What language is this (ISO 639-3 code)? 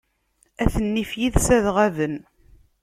kab